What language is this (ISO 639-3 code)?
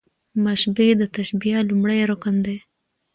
pus